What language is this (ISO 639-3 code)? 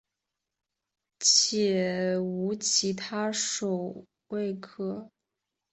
zho